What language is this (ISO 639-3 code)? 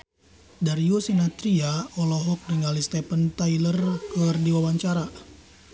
sun